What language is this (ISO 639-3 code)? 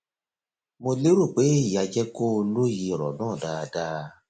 yor